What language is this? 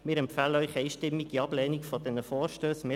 Swiss German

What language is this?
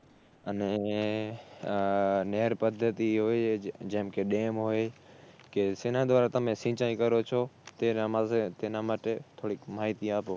Gujarati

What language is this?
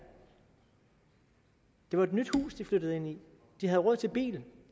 Danish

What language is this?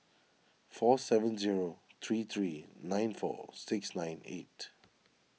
English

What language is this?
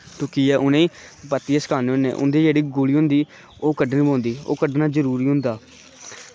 Dogri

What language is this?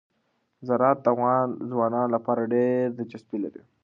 Pashto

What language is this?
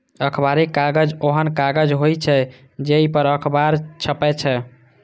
Maithili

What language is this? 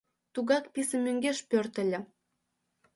Mari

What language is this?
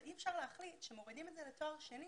Hebrew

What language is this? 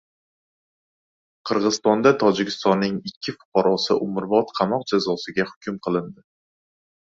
Uzbek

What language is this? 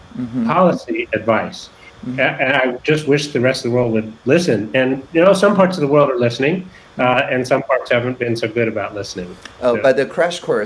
English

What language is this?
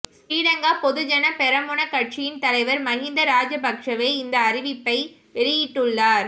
Tamil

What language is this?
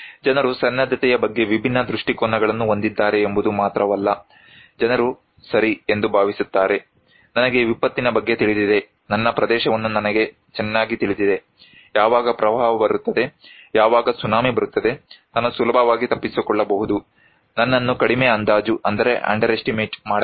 Kannada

